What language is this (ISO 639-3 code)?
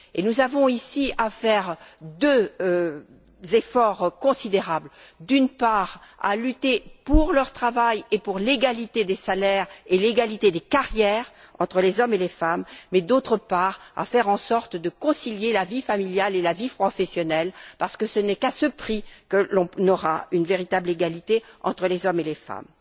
fra